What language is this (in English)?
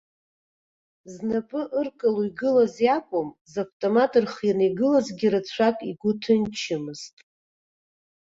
Abkhazian